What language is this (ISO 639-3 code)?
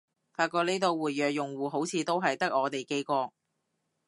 yue